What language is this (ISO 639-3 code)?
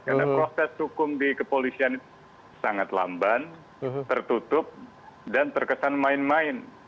ind